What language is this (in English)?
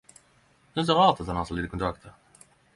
Norwegian Nynorsk